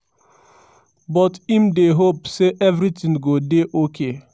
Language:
Nigerian Pidgin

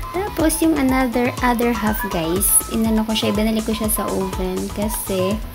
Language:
Filipino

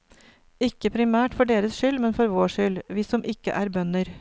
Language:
Norwegian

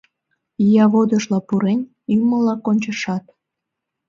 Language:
Mari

